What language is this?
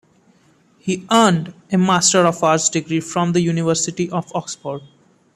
English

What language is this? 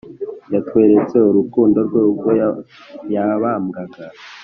Kinyarwanda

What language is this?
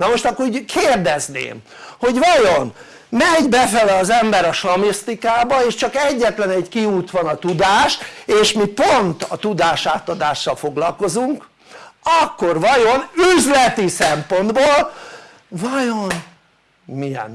Hungarian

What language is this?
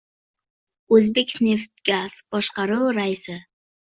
Uzbek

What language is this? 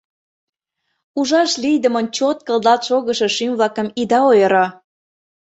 Mari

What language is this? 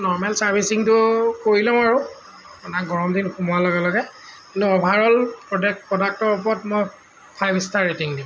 Assamese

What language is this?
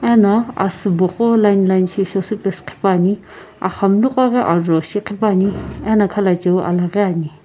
Sumi Naga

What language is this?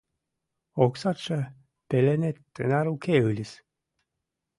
Mari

